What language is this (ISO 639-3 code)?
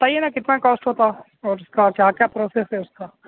urd